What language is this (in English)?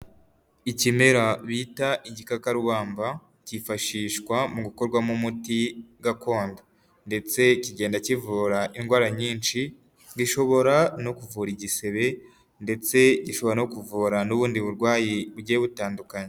Kinyarwanda